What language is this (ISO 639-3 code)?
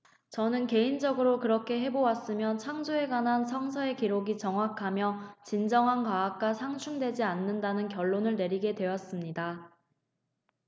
kor